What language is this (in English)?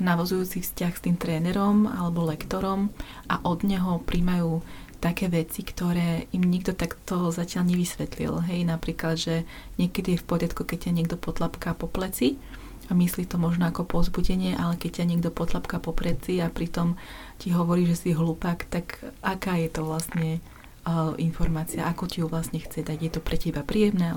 Slovak